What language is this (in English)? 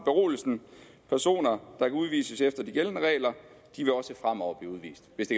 Danish